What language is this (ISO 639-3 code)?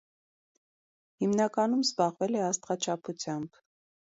hye